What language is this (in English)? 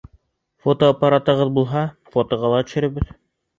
Bashkir